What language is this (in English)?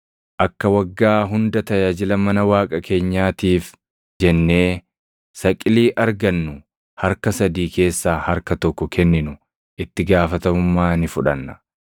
Oromo